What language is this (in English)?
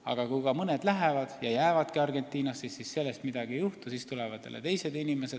Estonian